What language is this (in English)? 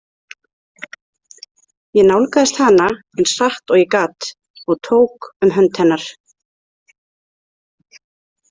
Icelandic